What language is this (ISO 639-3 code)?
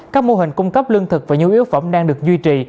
vie